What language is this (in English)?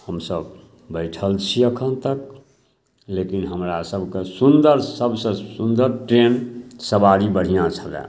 Maithili